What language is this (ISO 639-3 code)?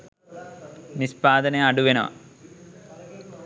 sin